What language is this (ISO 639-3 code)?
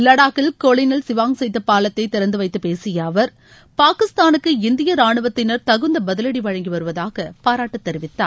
tam